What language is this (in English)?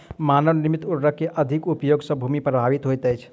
Maithili